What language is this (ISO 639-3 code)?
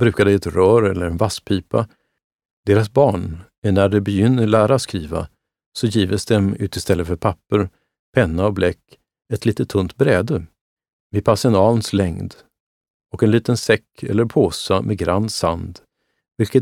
swe